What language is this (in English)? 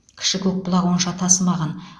Kazakh